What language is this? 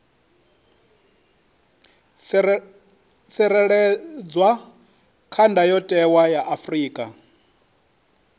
Venda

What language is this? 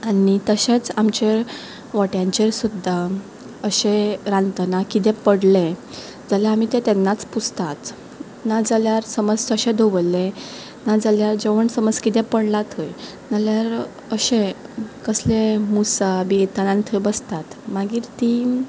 Konkani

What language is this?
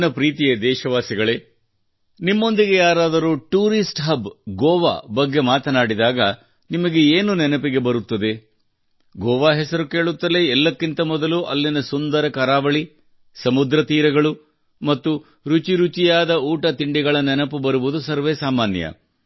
Kannada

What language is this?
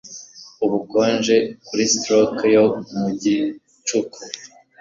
Kinyarwanda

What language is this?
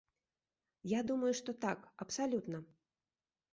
Belarusian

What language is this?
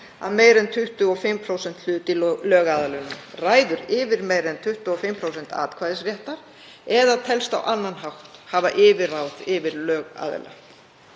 Icelandic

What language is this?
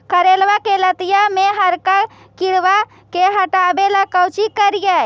Magahi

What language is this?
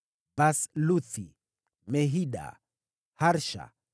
Swahili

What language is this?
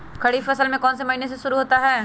Magahi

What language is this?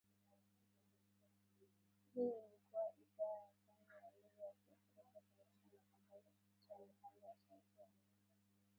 Swahili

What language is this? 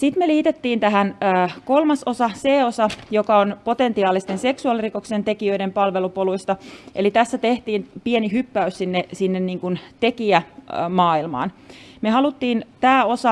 Finnish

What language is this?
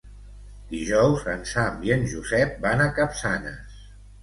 Catalan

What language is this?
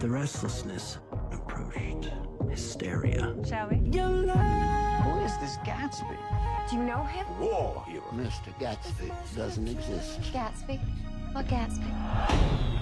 Bulgarian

